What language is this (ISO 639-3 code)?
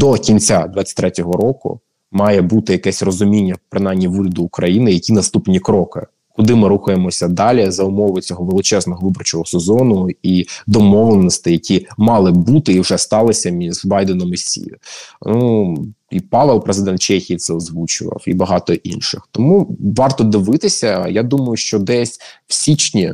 ukr